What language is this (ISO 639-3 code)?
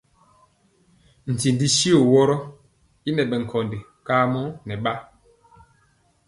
mcx